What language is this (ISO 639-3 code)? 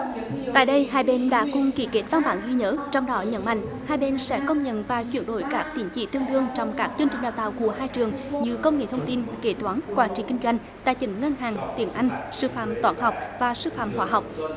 vie